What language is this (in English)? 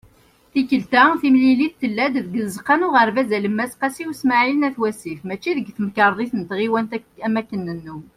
Kabyle